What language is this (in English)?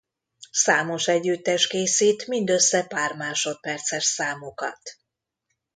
Hungarian